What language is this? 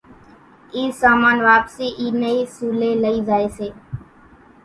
Kachi Koli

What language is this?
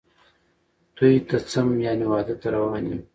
Pashto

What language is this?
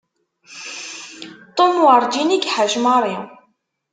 Kabyle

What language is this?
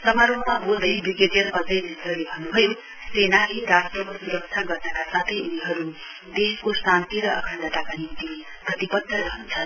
Nepali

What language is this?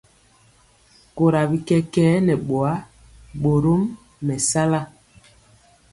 Mpiemo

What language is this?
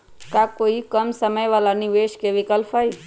Magahi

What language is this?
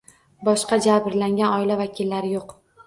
Uzbek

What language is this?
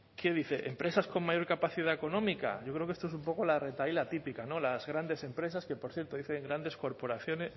Spanish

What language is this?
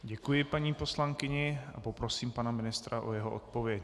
Czech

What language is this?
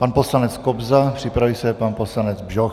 Czech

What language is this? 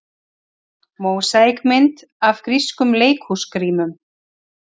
Icelandic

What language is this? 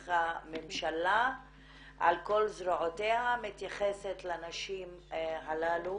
Hebrew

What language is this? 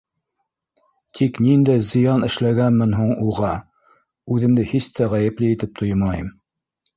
Bashkir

